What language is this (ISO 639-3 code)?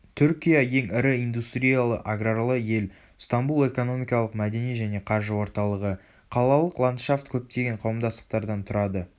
kaz